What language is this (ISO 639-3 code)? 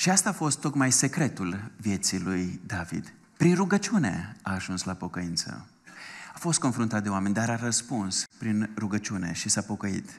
ron